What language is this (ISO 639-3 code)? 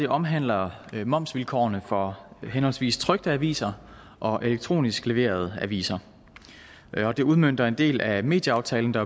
dan